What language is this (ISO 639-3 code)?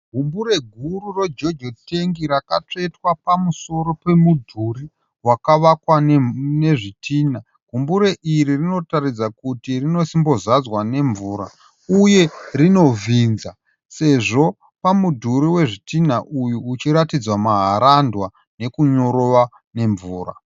sna